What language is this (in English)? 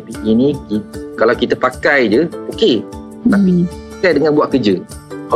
Malay